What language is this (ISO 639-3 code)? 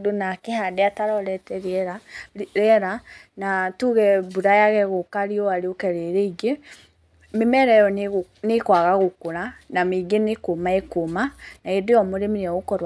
kik